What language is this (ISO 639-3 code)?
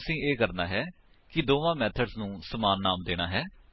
pan